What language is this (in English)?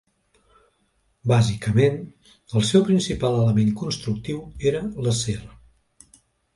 Catalan